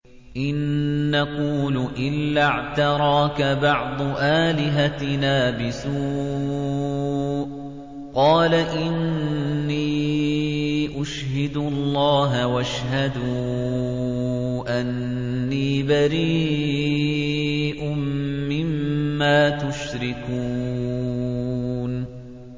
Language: Arabic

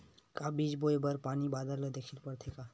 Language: Chhattisgarhi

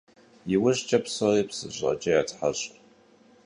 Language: Kabardian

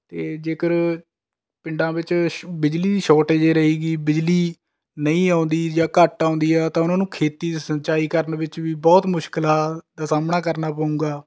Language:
Punjabi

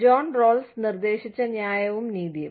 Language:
Malayalam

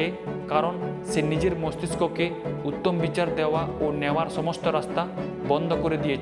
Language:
Bangla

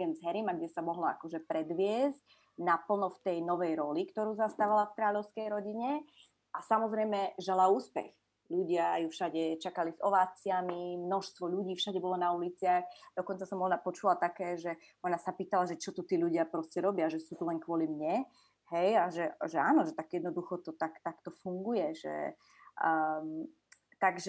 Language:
Slovak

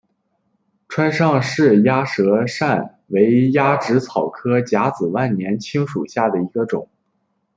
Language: Chinese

